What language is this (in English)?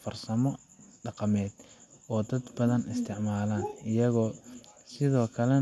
Somali